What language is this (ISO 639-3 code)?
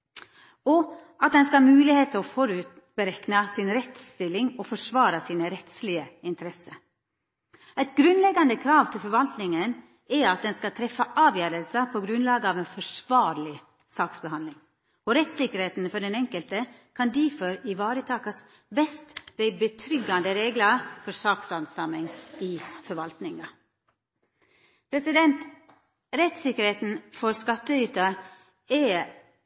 nno